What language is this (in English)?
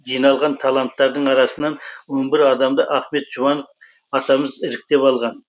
Kazakh